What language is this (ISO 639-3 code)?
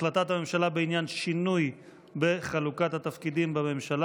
heb